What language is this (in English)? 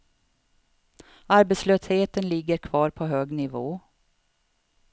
Swedish